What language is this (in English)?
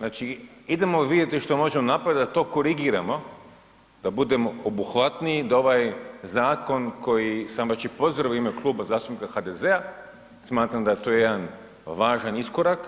Croatian